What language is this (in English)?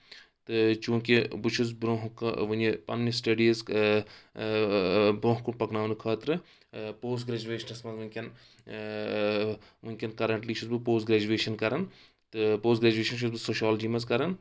Kashmiri